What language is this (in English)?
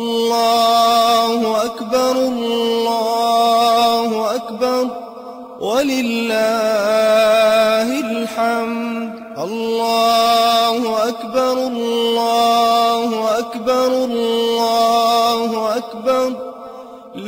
Arabic